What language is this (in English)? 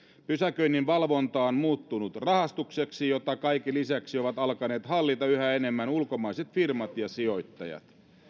Finnish